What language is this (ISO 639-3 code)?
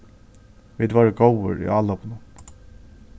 fao